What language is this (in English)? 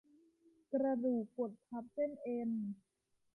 Thai